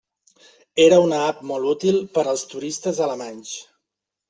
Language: Catalan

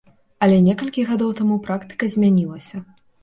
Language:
Belarusian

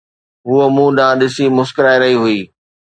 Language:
Sindhi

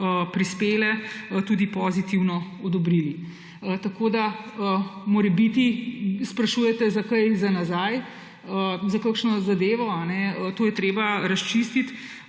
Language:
Slovenian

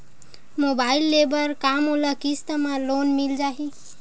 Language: Chhattisgarhi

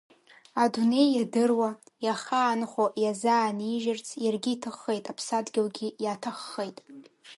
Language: Abkhazian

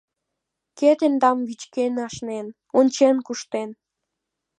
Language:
Mari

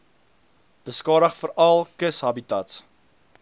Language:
Afrikaans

